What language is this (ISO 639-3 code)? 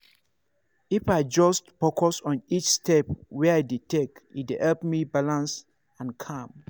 pcm